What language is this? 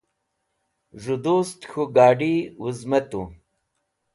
Wakhi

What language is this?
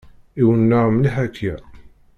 Kabyle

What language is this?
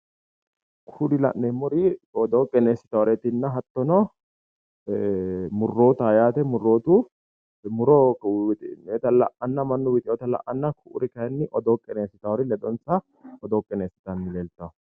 Sidamo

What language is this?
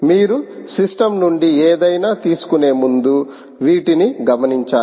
Telugu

